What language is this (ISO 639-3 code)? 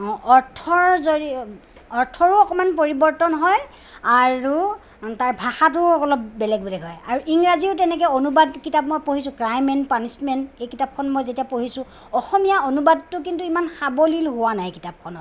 asm